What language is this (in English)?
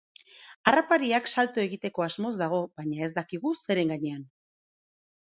Basque